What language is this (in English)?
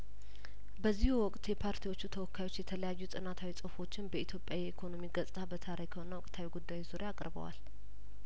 Amharic